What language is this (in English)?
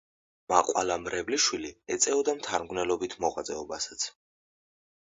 Georgian